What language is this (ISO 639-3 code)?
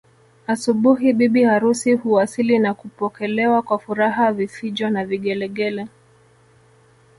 swa